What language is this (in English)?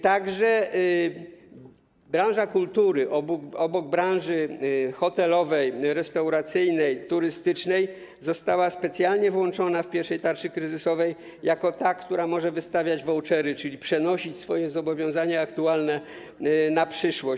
Polish